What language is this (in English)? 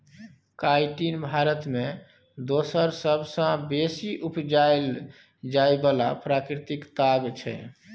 Maithili